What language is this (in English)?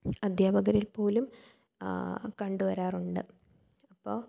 Malayalam